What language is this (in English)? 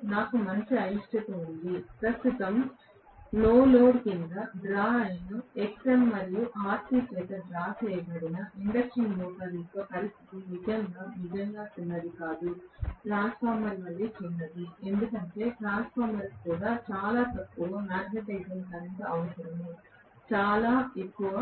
Telugu